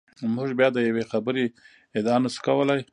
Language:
Pashto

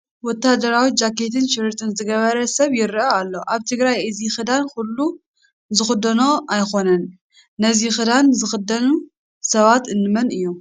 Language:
Tigrinya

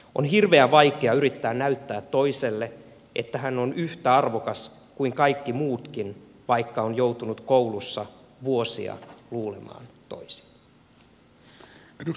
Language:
Finnish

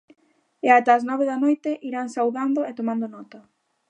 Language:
Galician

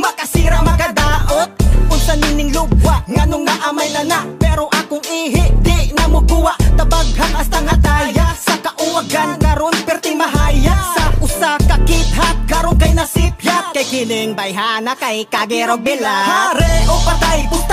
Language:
Filipino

